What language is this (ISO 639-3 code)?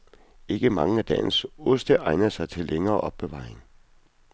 dan